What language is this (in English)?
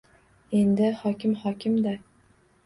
Uzbek